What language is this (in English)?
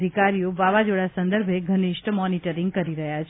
Gujarati